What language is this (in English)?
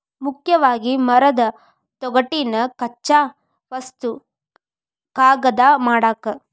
Kannada